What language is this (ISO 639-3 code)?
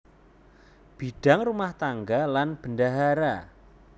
jav